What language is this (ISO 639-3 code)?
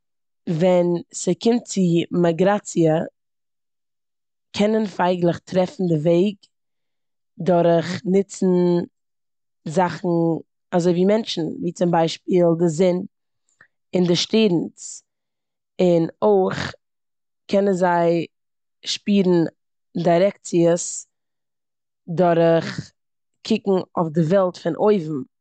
yid